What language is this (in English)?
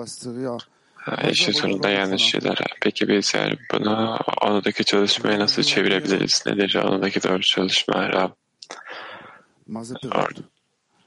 Turkish